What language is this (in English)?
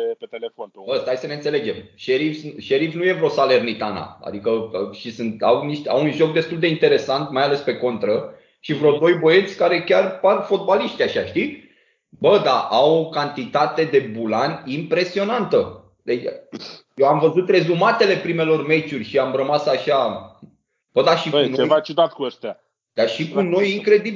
Romanian